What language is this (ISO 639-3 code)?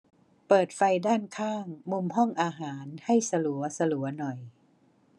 tha